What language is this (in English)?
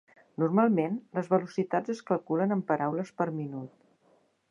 Catalan